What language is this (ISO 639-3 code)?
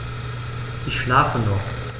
deu